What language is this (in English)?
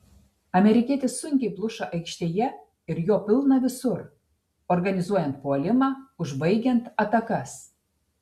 Lithuanian